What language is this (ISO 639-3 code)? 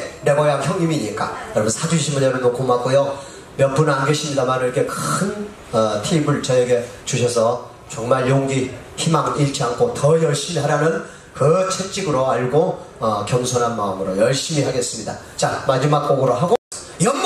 kor